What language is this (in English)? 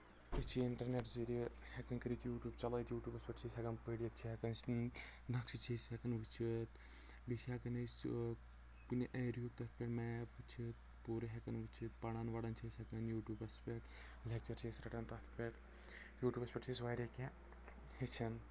Kashmiri